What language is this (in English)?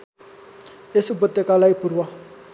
Nepali